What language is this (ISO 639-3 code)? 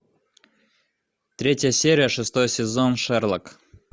rus